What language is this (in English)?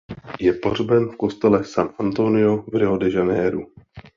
Czech